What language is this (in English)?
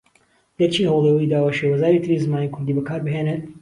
Central Kurdish